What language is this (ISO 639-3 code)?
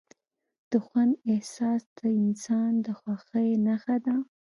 pus